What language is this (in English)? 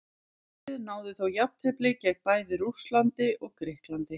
Icelandic